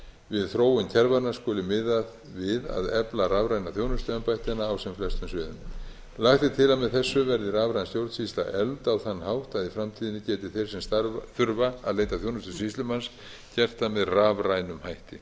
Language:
Icelandic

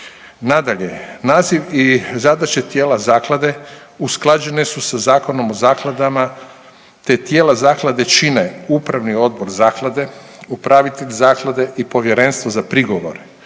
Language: Croatian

